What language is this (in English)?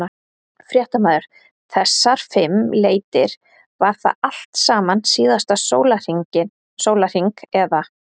Icelandic